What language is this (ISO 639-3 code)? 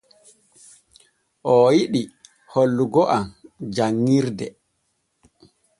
fue